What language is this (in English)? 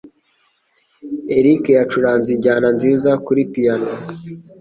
Kinyarwanda